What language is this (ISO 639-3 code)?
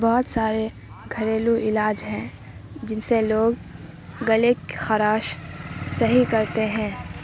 urd